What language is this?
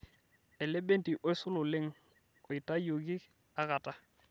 Masai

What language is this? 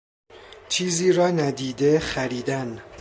Persian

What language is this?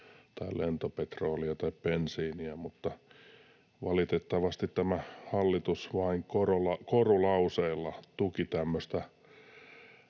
Finnish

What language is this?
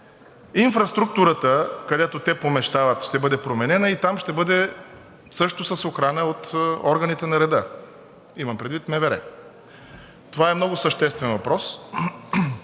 Bulgarian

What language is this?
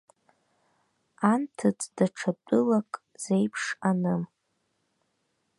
Abkhazian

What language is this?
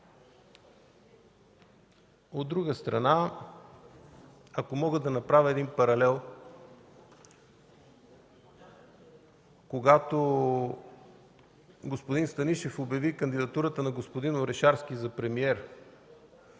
Bulgarian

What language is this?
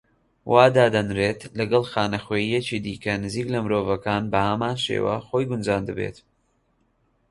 Central Kurdish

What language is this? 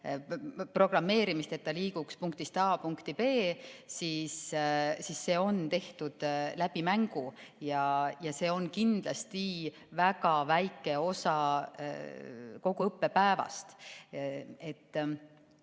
Estonian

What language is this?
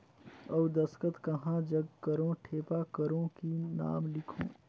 Chhattisgarhi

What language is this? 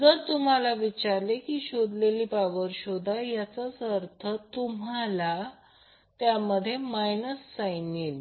Marathi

